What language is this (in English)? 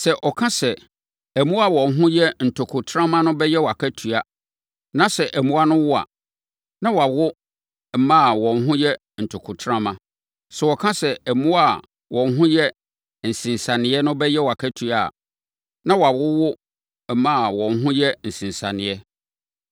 Akan